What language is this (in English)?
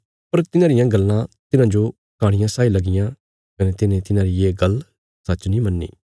Bilaspuri